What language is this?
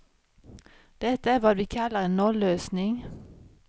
Swedish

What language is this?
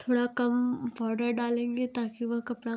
Hindi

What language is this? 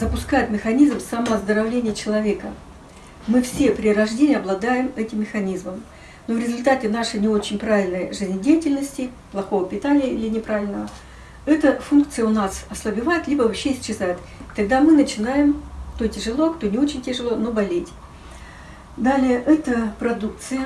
Russian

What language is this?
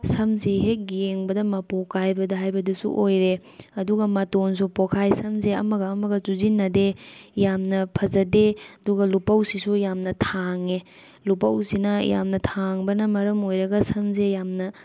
Manipuri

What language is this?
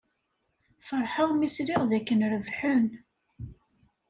Kabyle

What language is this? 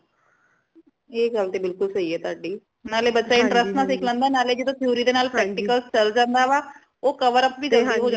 Punjabi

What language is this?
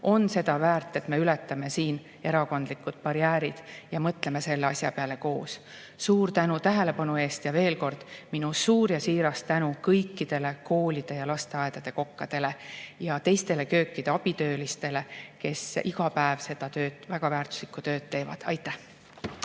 Estonian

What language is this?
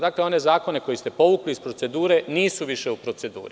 Serbian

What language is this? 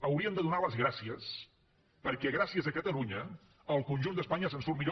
Catalan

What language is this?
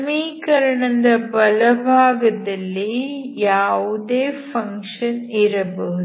Kannada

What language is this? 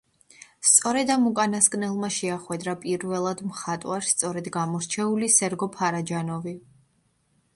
Georgian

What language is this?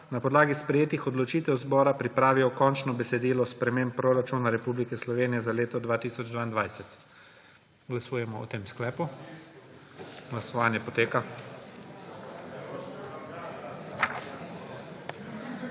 Slovenian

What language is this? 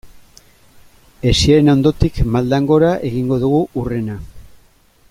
Basque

